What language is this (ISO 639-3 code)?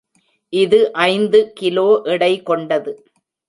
tam